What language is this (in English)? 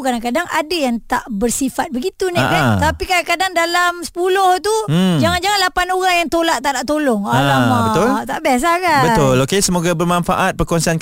Malay